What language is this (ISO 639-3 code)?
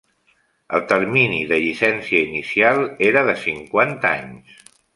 cat